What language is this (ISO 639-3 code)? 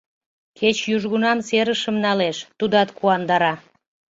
chm